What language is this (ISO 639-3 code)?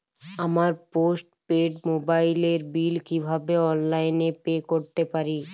ben